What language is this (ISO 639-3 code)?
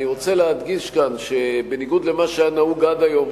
heb